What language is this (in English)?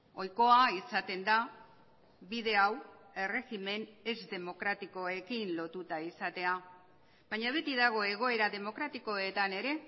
Basque